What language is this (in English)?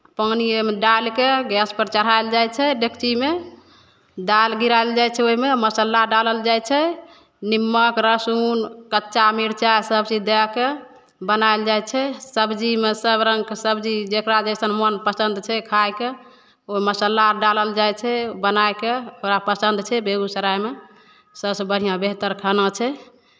Maithili